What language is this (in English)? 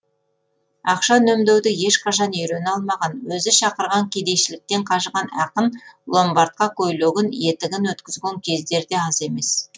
Kazakh